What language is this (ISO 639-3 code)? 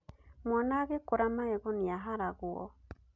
kik